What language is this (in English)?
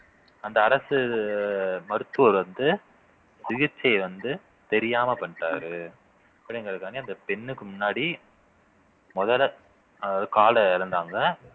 Tamil